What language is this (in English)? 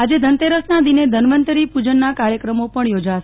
Gujarati